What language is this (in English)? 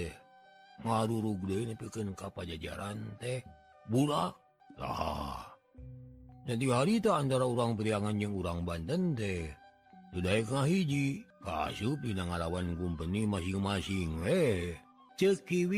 Indonesian